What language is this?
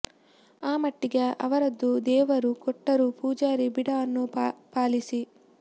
Kannada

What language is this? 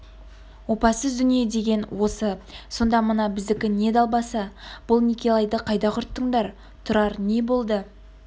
Kazakh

